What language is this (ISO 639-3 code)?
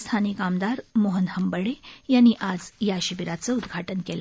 mar